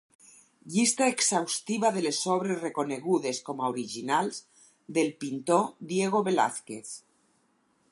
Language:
Catalan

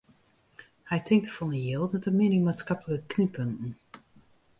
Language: Western Frisian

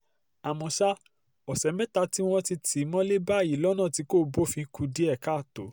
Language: Yoruba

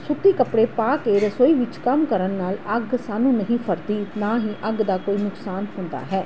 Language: Punjabi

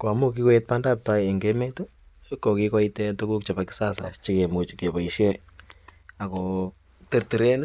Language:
Kalenjin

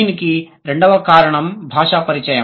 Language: Telugu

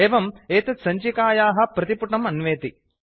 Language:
Sanskrit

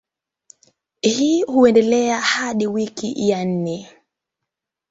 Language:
Swahili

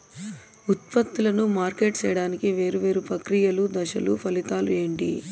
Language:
Telugu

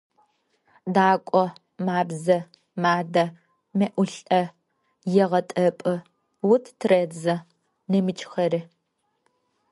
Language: Adyghe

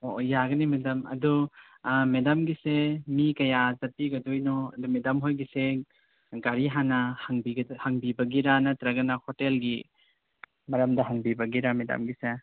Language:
Manipuri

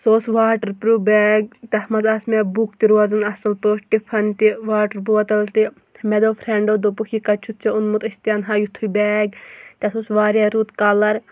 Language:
Kashmiri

